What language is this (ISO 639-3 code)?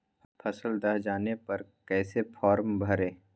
mag